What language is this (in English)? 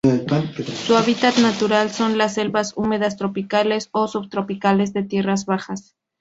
Spanish